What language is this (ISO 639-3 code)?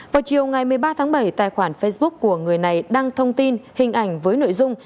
vie